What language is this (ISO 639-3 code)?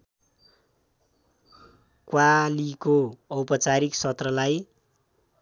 nep